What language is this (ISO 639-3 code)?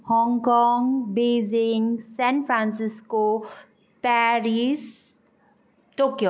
nep